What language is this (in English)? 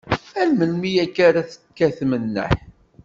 Kabyle